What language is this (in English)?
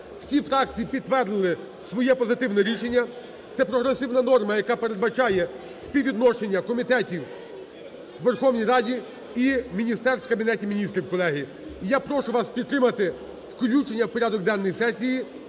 Ukrainian